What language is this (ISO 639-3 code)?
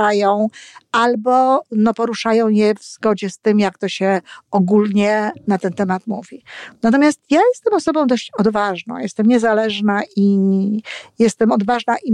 pol